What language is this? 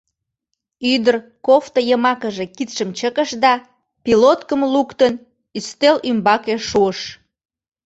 Mari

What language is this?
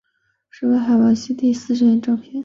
Chinese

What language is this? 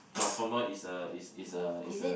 English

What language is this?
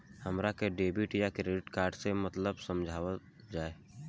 Bhojpuri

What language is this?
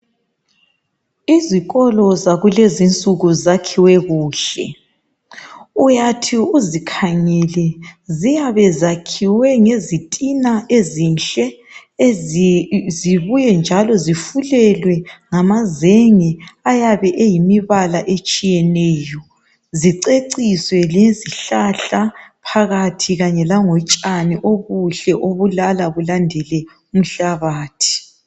North Ndebele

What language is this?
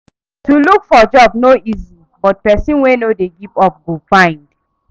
Nigerian Pidgin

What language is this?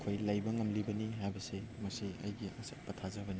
Manipuri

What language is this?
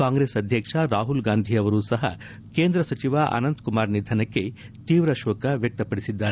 Kannada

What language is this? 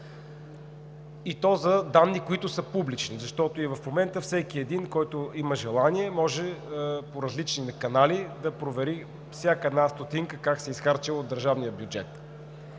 Bulgarian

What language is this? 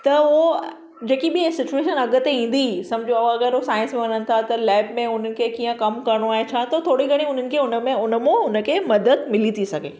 Sindhi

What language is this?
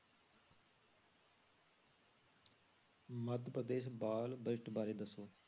Punjabi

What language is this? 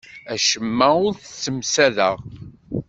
Kabyle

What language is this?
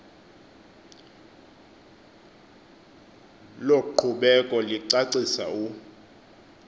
Xhosa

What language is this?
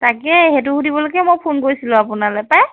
Assamese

